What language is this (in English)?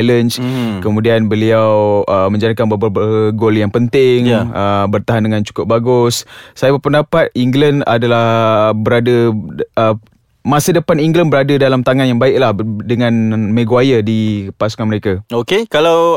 Malay